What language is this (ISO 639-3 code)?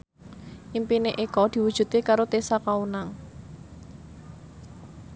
jav